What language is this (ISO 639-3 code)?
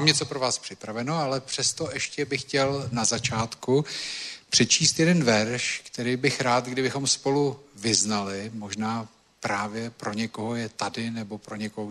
ces